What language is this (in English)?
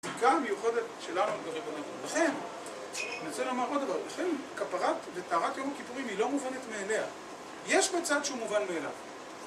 Hebrew